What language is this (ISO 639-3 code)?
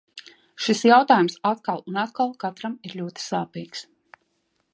lav